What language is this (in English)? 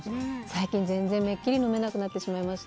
Japanese